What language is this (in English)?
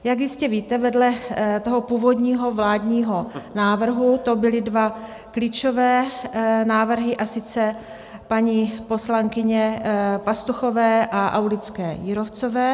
Czech